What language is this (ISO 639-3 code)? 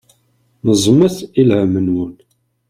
kab